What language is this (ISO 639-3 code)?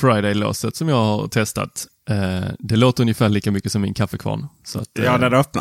swe